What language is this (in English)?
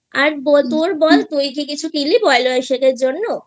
Bangla